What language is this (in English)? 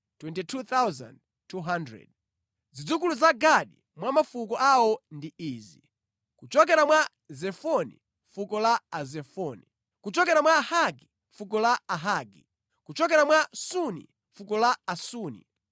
Nyanja